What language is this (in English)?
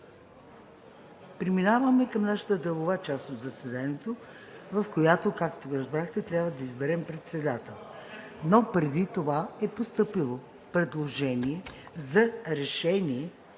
Bulgarian